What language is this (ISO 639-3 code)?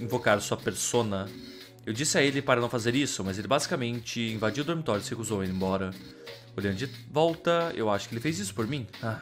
por